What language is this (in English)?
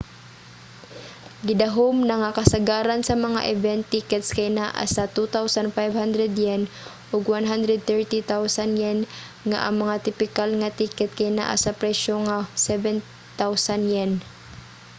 Cebuano